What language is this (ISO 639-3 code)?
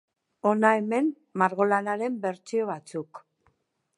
eus